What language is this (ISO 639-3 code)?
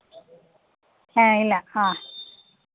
mal